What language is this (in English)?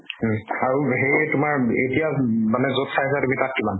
Assamese